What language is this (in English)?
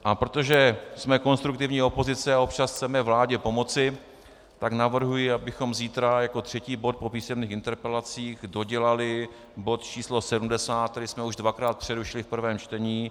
Czech